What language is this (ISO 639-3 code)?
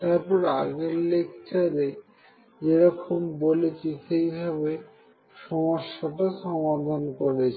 ben